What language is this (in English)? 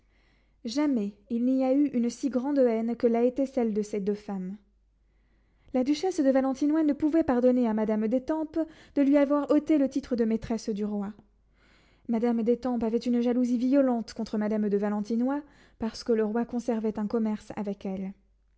French